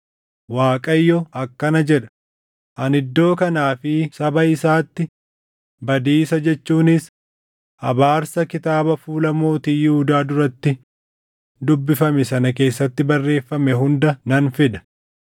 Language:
Oromo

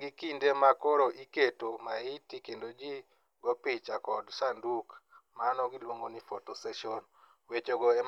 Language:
Luo (Kenya and Tanzania)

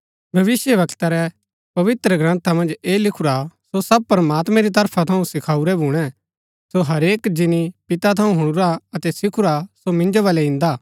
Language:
Gaddi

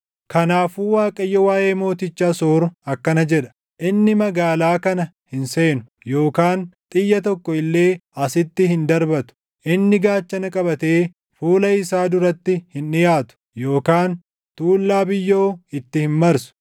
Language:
Oromo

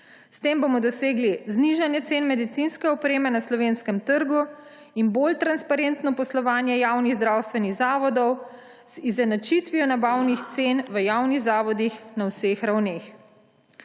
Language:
Slovenian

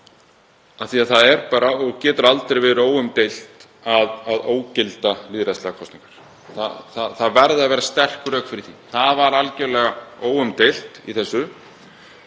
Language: Icelandic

